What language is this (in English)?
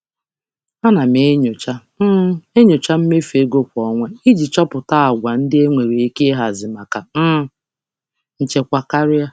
Igbo